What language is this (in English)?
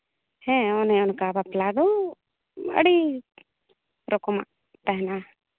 Santali